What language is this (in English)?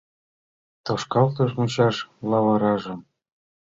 Mari